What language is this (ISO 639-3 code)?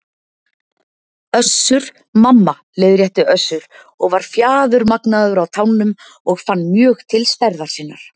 isl